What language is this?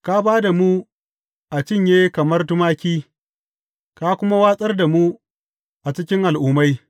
Hausa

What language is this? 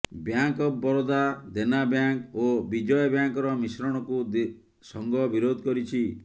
Odia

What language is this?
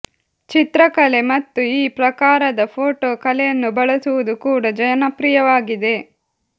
Kannada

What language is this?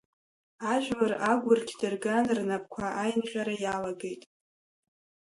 Abkhazian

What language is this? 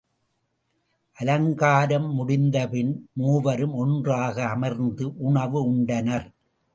Tamil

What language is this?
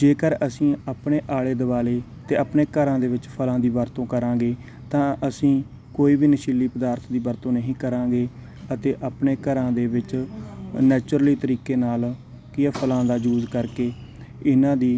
Punjabi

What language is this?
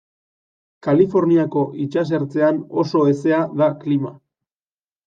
Basque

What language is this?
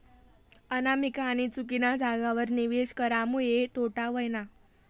Marathi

